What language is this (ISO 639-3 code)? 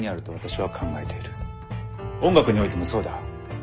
jpn